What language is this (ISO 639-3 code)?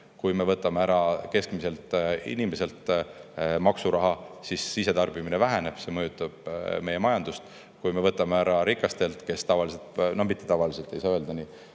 est